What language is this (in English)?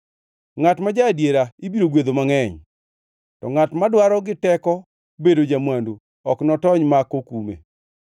Luo (Kenya and Tanzania)